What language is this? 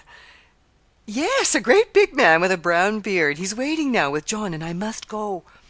English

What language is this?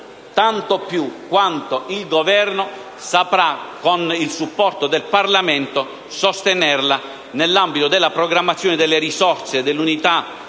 Italian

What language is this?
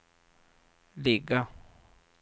Swedish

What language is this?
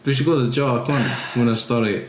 Welsh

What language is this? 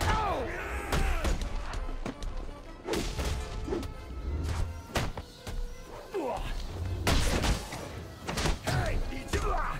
German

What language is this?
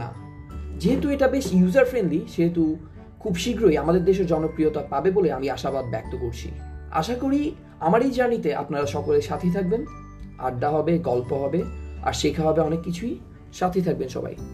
Bangla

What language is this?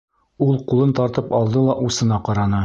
Bashkir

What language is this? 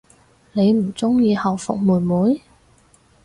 Cantonese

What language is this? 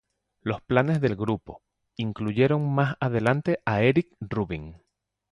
Spanish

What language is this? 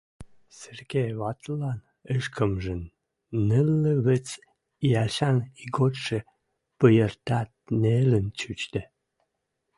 Western Mari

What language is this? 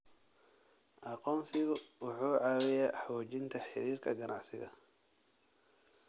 Somali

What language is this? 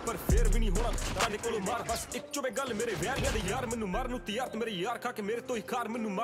Turkish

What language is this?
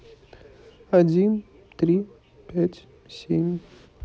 Russian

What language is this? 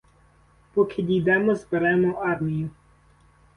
Ukrainian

